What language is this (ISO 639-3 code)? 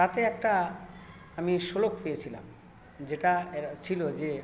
ben